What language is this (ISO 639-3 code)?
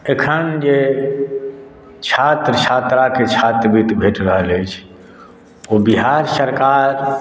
mai